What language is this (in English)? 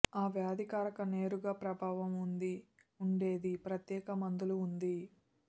Telugu